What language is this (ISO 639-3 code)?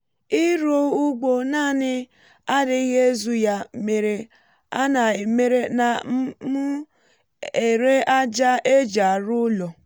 ibo